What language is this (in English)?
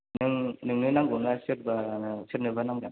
Bodo